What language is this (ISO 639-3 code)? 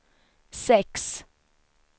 swe